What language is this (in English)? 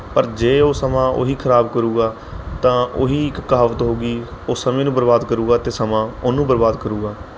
Punjabi